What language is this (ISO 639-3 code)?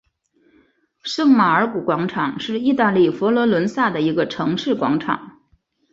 zho